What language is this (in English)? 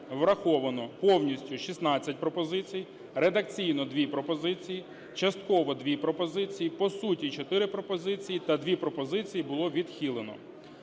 Ukrainian